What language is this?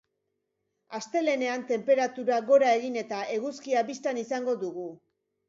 Basque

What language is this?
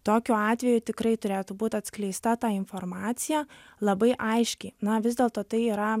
Lithuanian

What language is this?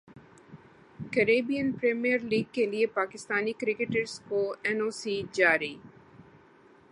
Urdu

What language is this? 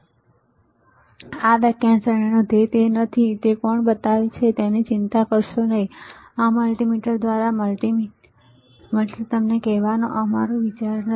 Gujarati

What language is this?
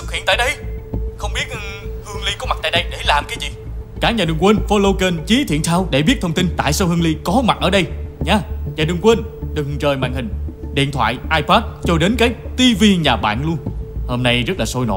Vietnamese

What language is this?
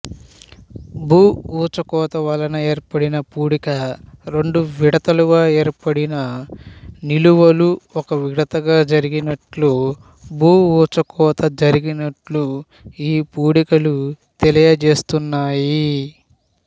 Telugu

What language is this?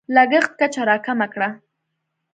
Pashto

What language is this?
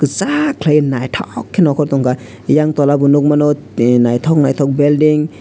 Kok Borok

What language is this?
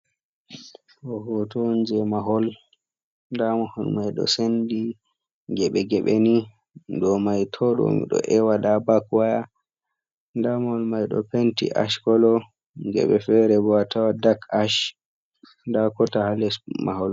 Fula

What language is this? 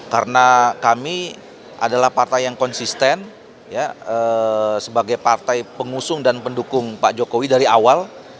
Indonesian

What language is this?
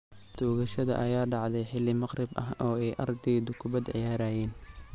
Somali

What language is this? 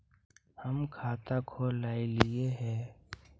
Magahi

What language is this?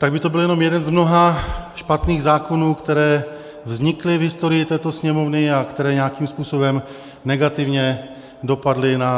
Czech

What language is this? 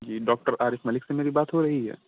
Urdu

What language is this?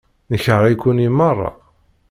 Kabyle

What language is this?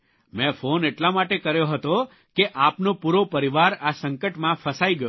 Gujarati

